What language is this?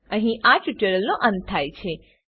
Gujarati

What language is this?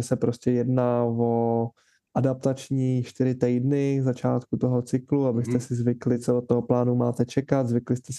Czech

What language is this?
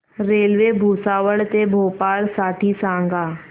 Marathi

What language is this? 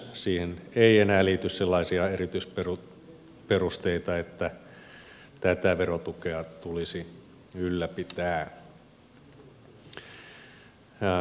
Finnish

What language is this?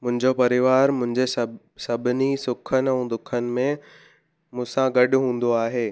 Sindhi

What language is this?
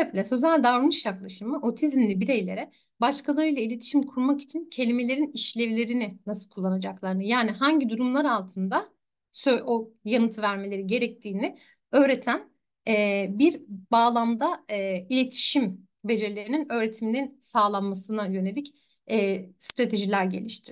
Turkish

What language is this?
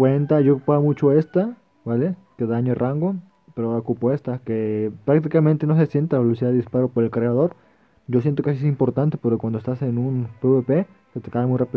Spanish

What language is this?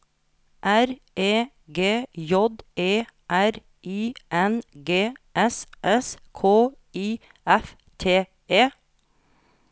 Norwegian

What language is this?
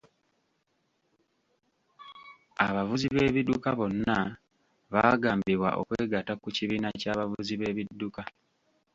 Ganda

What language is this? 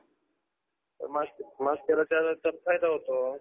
Marathi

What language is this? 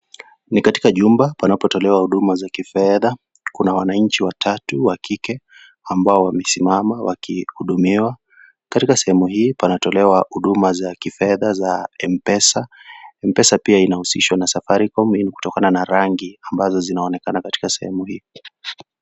Swahili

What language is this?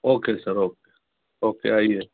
Hindi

